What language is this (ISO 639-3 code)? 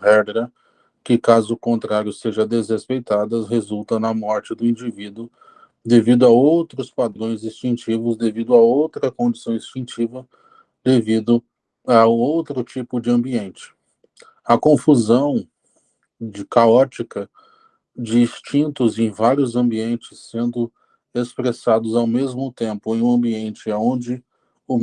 por